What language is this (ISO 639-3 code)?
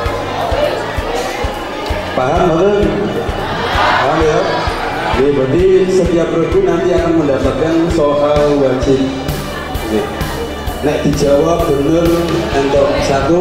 ind